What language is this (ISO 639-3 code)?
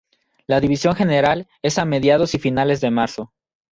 spa